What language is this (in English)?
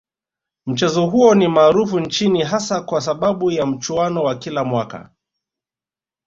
Swahili